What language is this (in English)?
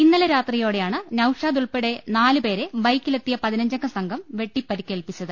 Malayalam